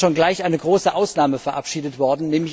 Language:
German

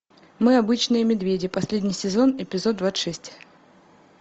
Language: Russian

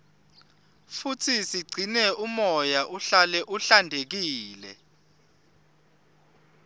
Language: Swati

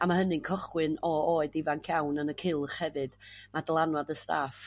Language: Welsh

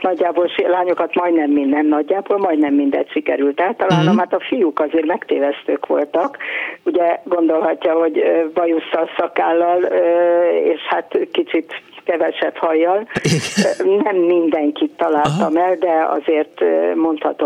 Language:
Hungarian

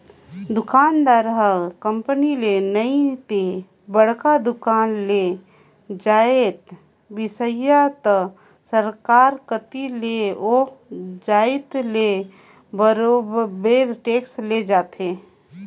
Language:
Chhattisgarhi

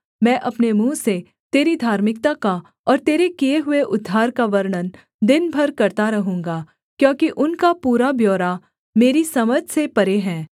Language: Hindi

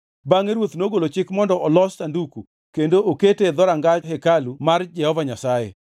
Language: Luo (Kenya and Tanzania)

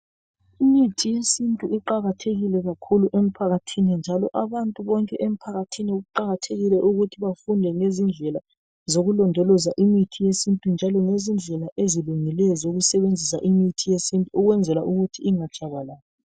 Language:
North Ndebele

